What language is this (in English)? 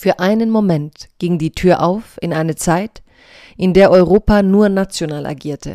German